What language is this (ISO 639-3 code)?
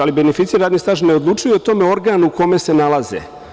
srp